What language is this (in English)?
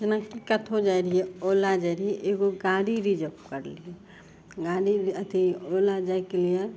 Maithili